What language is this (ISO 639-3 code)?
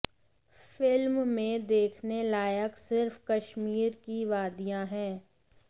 hin